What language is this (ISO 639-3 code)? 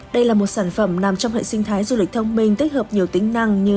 vie